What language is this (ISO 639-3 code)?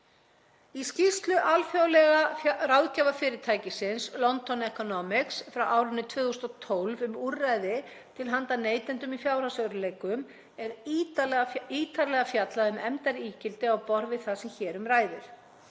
isl